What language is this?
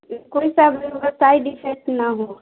Urdu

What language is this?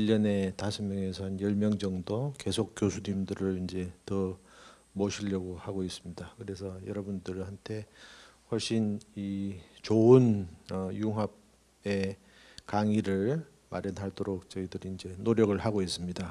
Korean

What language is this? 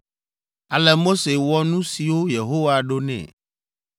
Ewe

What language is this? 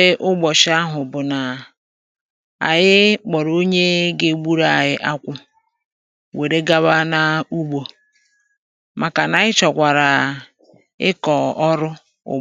Igbo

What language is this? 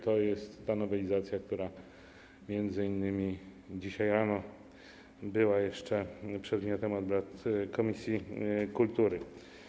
Polish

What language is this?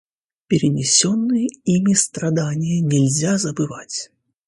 Russian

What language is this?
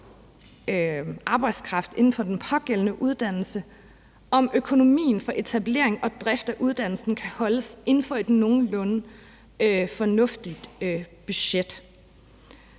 Danish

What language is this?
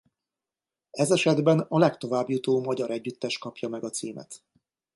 Hungarian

